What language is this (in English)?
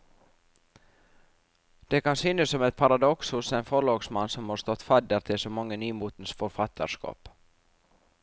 Norwegian